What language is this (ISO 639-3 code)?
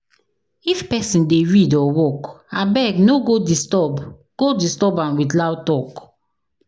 pcm